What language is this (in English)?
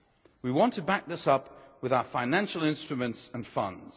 English